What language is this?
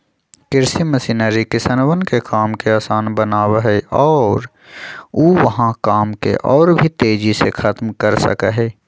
Magahi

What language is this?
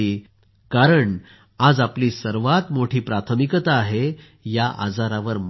Marathi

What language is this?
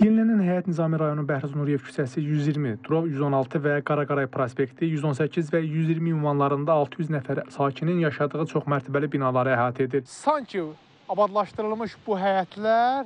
Turkish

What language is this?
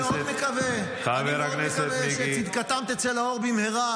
Hebrew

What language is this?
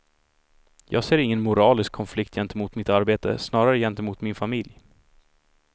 Swedish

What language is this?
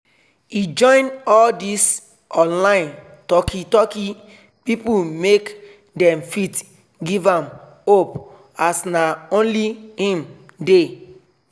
Nigerian Pidgin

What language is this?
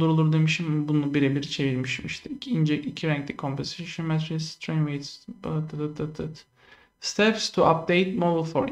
Turkish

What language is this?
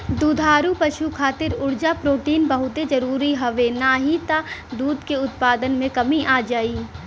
Bhojpuri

